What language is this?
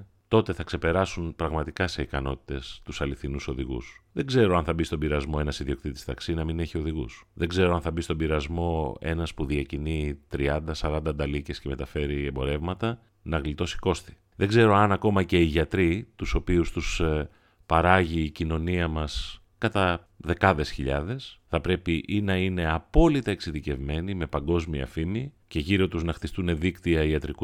Greek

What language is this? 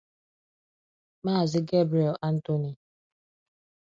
Igbo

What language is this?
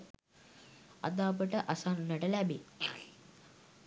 Sinhala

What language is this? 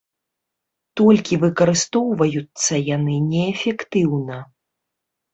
Belarusian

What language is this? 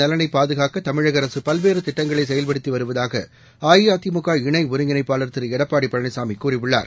Tamil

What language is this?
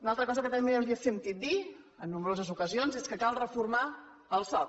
Catalan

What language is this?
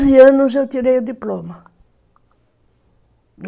Portuguese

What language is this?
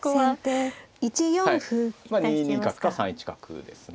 Japanese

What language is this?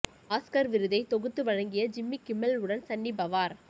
Tamil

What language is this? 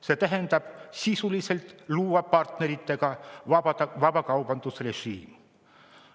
Estonian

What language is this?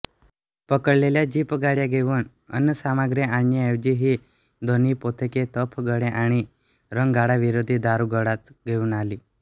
Marathi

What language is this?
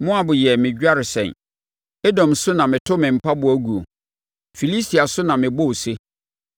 Akan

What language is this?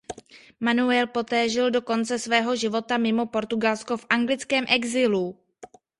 Czech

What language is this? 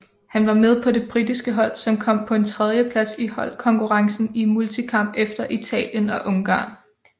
Danish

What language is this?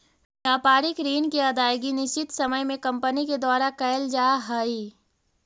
Magahi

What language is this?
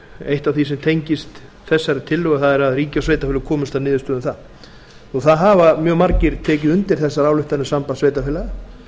Icelandic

